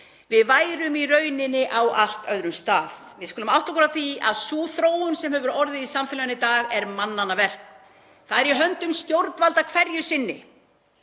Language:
Icelandic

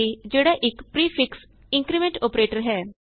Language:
Punjabi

